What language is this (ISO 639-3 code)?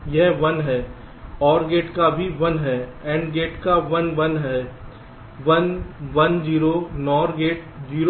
hin